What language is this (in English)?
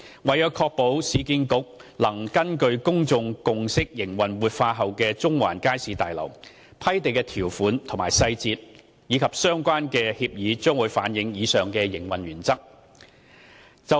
Cantonese